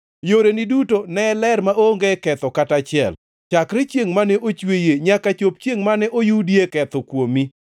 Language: Luo (Kenya and Tanzania)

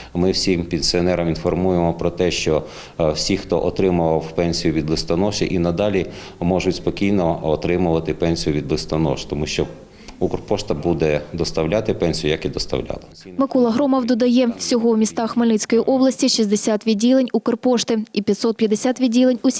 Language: Ukrainian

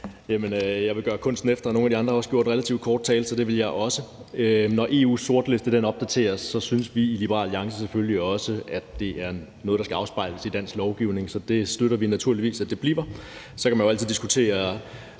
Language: Danish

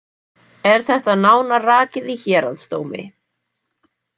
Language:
Icelandic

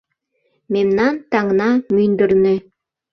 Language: Mari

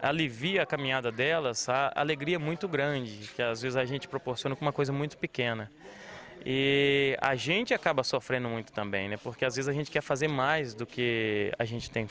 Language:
Portuguese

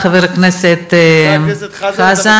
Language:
Hebrew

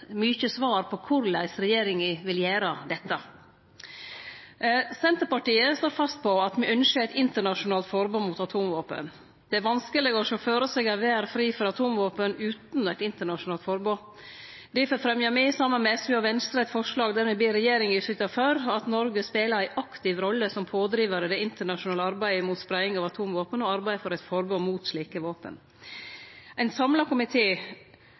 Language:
Norwegian Nynorsk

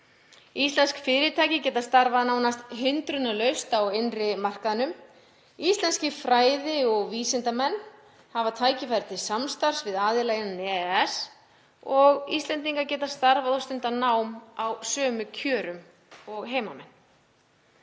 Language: Icelandic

